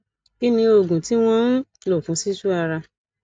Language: Yoruba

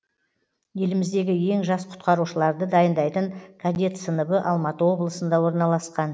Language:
Kazakh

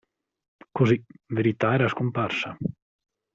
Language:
Italian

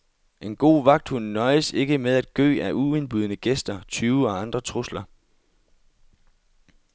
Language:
Danish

